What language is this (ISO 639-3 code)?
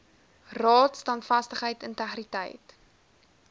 afr